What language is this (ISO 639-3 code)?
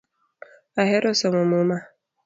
luo